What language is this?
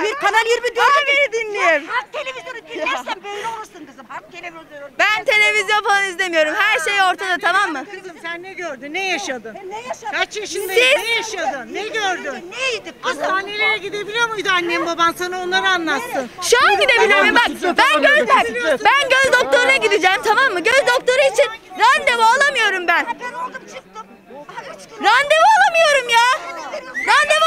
Turkish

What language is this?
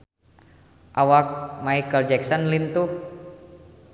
Sundanese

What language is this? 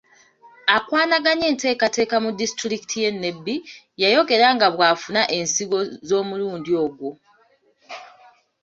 Ganda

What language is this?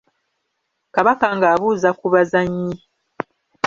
Ganda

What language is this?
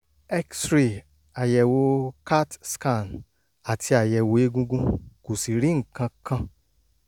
Yoruba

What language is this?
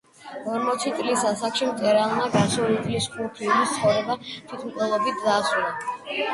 Georgian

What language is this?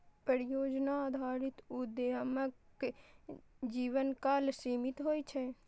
Maithili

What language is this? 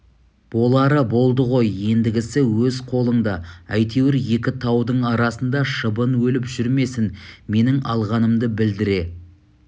Kazakh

